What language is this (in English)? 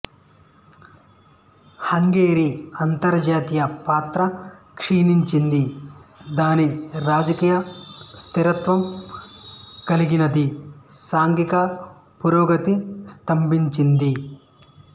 Telugu